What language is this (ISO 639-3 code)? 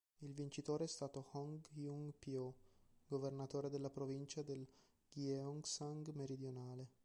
ita